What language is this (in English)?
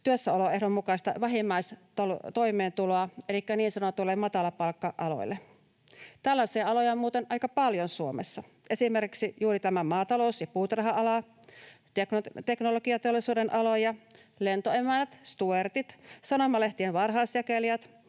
Finnish